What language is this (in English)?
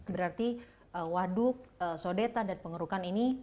Indonesian